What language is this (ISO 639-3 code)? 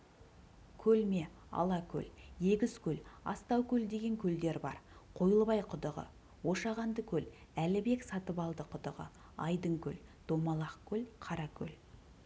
kaz